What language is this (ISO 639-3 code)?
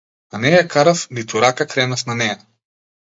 mkd